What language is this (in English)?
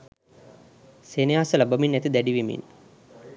Sinhala